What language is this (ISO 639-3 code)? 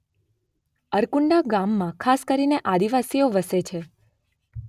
guj